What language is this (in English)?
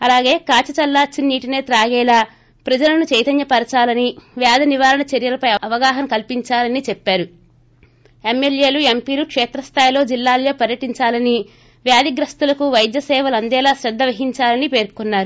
Telugu